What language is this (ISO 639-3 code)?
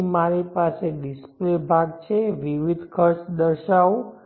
guj